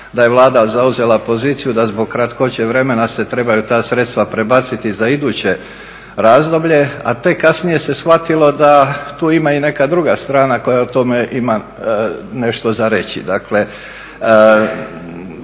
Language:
Croatian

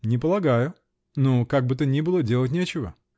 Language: Russian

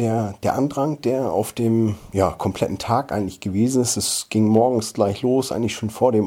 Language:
German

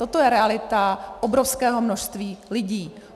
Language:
Czech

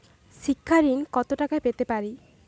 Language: Bangla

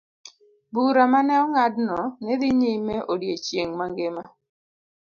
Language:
Luo (Kenya and Tanzania)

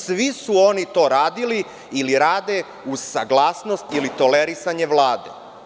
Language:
Serbian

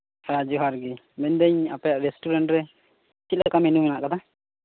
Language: Santali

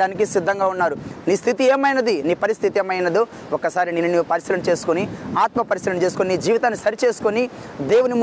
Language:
Telugu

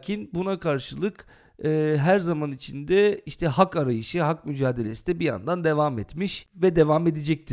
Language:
Turkish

